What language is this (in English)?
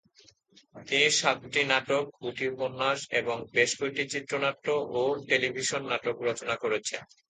Bangla